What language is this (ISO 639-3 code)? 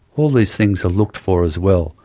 eng